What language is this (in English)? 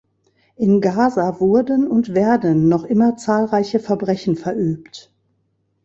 German